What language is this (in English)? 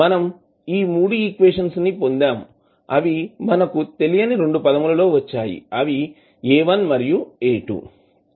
Telugu